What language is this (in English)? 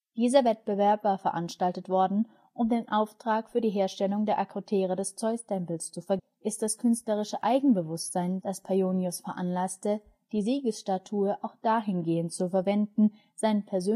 German